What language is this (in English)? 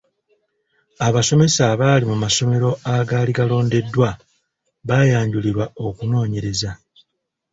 Ganda